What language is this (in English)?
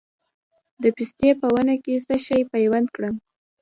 Pashto